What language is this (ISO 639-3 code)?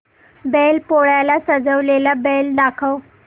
mar